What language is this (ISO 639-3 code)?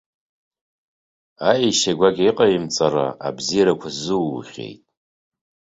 abk